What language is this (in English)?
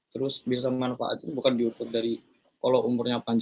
Indonesian